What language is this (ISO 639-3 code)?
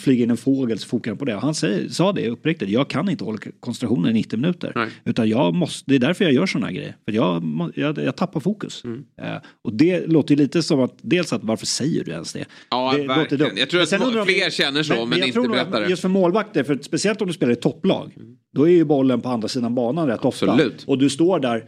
swe